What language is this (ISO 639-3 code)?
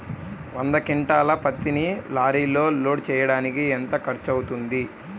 tel